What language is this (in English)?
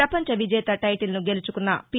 Telugu